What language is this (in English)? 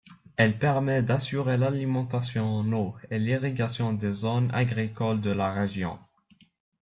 French